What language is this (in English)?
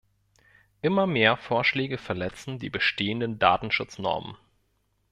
German